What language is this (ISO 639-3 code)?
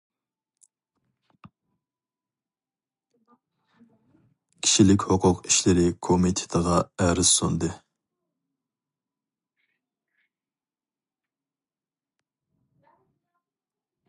uig